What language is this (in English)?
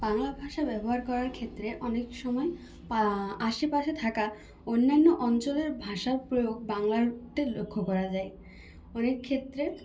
Bangla